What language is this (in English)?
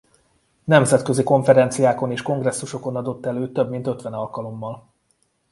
Hungarian